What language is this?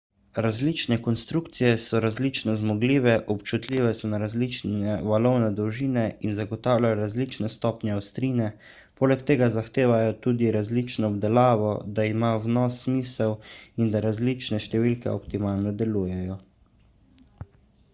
Slovenian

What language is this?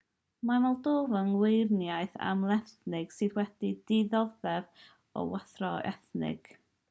Welsh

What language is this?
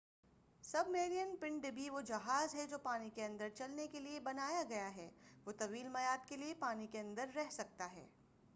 Urdu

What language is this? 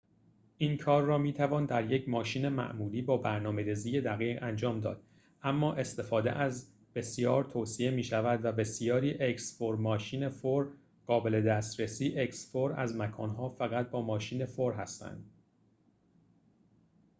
Persian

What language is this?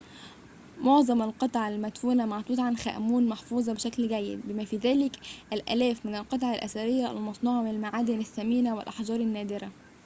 Arabic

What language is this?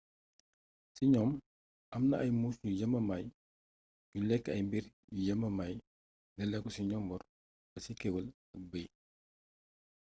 Wolof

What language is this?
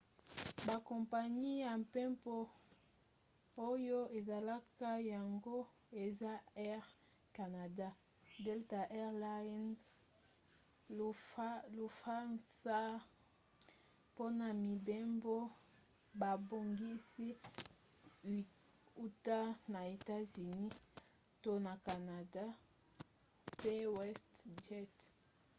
Lingala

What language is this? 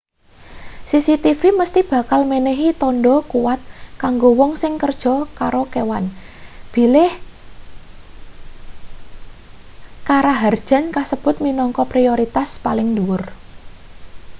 Javanese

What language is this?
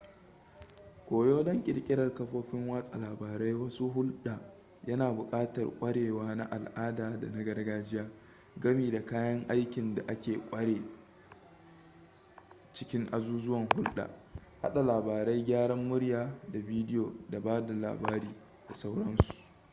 Hausa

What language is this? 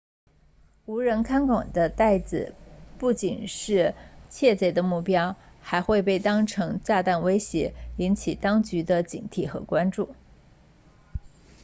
Chinese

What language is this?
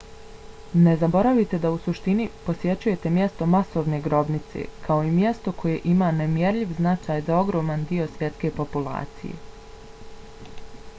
Bosnian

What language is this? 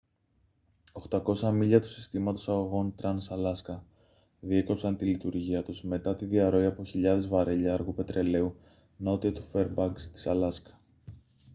Greek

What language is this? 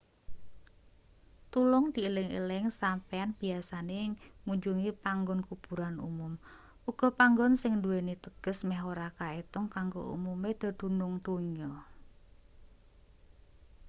Javanese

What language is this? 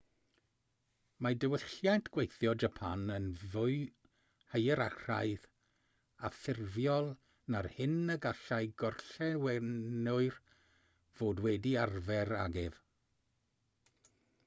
Welsh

